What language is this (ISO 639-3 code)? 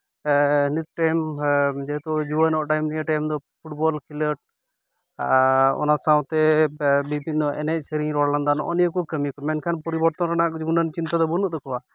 sat